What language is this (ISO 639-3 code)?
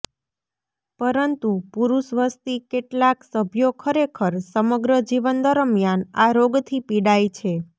guj